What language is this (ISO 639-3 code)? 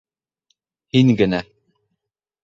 bak